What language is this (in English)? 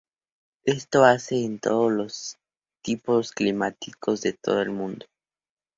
Spanish